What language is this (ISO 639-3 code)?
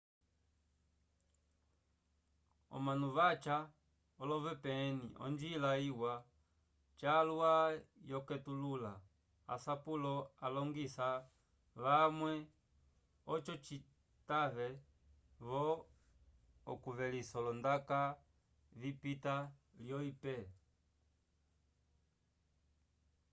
umb